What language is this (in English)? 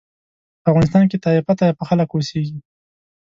Pashto